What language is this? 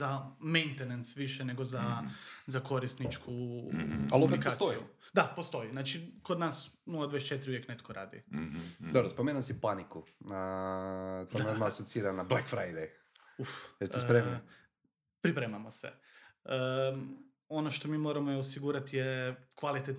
Croatian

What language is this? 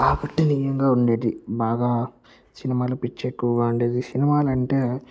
Telugu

